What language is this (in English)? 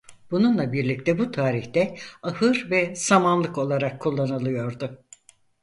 Turkish